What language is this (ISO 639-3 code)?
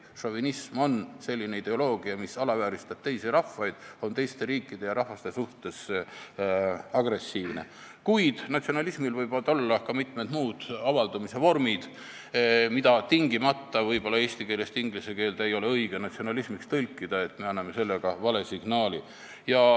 est